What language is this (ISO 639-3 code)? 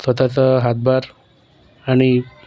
mar